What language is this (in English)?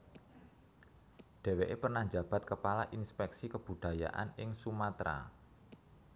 Javanese